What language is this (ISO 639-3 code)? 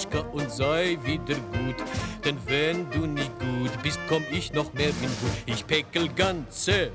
deu